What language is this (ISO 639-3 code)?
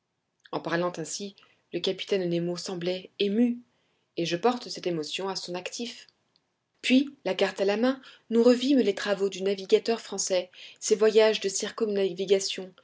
fra